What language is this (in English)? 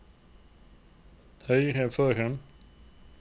Norwegian